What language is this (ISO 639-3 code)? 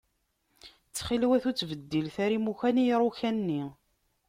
kab